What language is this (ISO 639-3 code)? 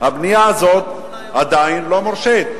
heb